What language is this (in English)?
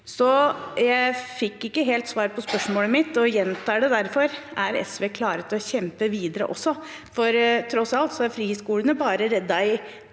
Norwegian